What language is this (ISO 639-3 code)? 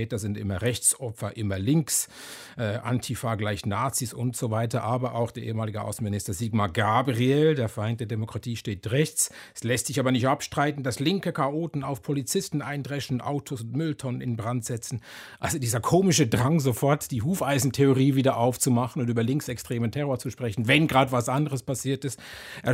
deu